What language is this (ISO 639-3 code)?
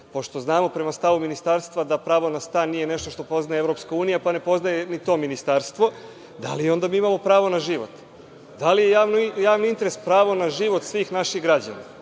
srp